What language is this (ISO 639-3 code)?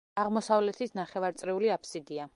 kat